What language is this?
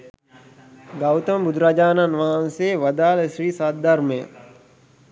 Sinhala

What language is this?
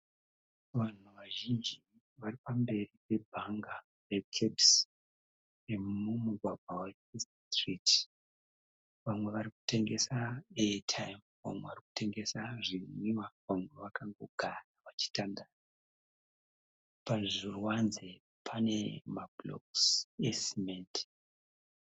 Shona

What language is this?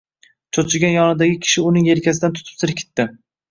Uzbek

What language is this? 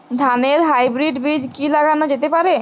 Bangla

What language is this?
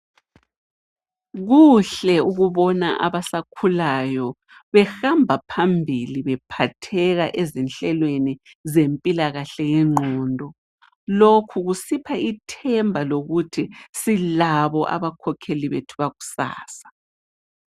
North Ndebele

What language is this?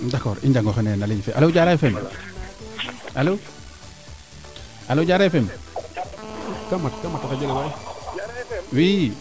Serer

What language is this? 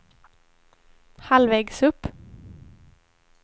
Swedish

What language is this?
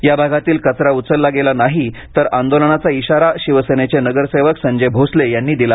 Marathi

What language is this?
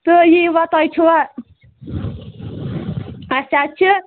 Kashmiri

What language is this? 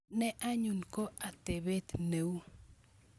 Kalenjin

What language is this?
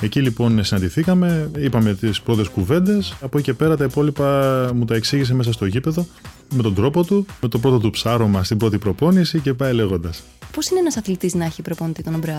Greek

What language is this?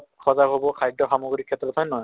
Assamese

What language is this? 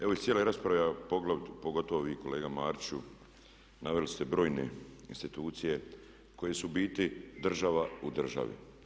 Croatian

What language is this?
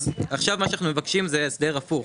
Hebrew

